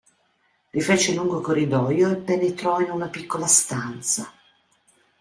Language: Italian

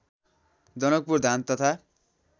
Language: Nepali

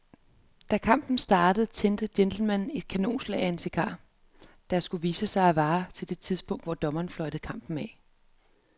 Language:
Danish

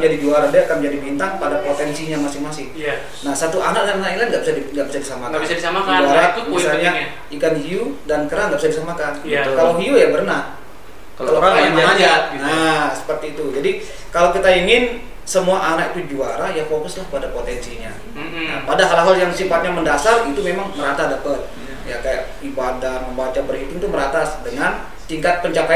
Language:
Indonesian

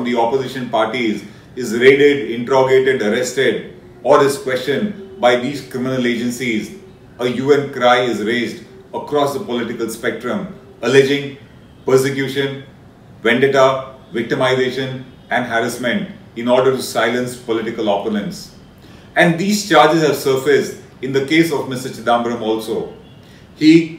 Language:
English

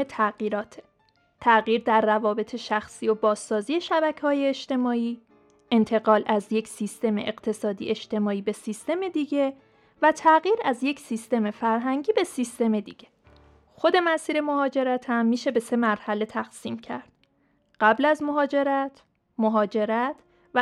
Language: Persian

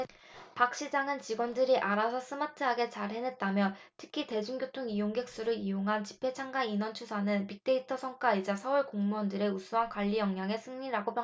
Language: Korean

